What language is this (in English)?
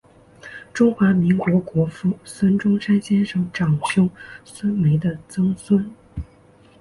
Chinese